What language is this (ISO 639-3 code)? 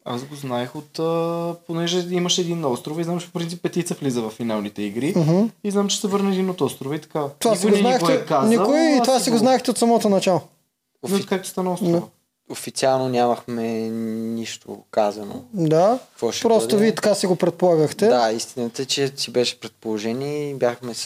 bul